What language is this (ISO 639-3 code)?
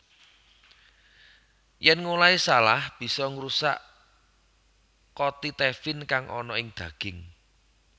jav